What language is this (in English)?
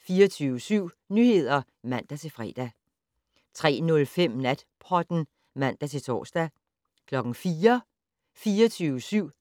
Danish